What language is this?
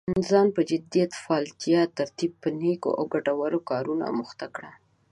Pashto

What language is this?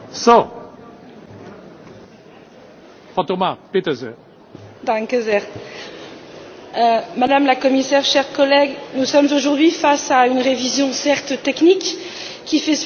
French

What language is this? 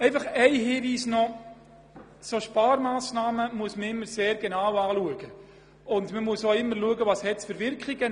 Swiss German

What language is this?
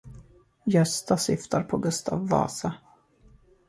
Swedish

